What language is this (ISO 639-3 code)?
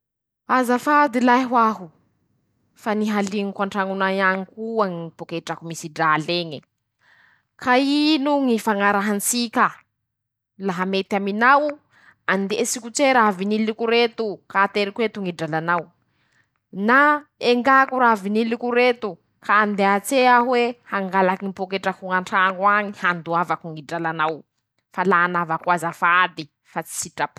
msh